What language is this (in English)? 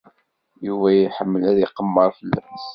Kabyle